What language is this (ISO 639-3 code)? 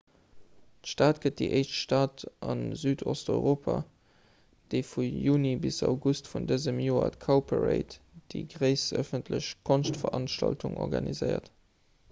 ltz